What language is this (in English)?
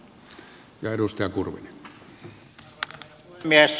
Finnish